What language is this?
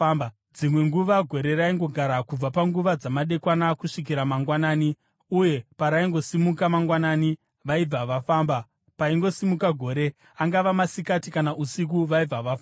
Shona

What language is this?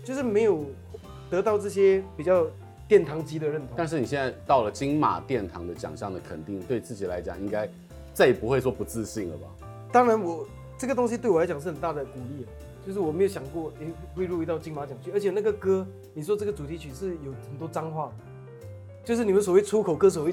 Chinese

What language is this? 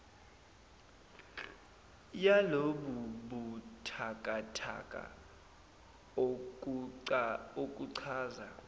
Zulu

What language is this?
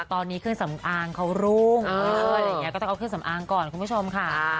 Thai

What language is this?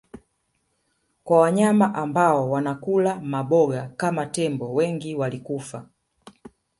Swahili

